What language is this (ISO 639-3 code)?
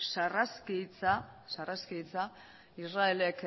eus